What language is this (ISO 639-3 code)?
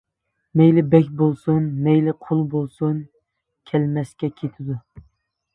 uig